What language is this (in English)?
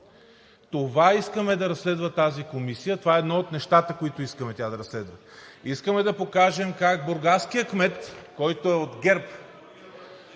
Bulgarian